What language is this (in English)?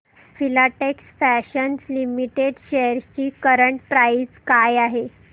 Marathi